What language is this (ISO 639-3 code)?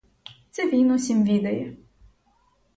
ukr